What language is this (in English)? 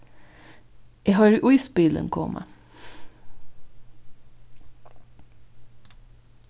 Faroese